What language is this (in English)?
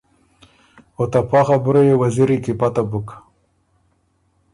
Ormuri